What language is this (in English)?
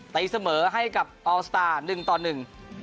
Thai